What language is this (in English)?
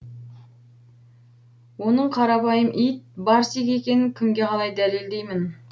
Kazakh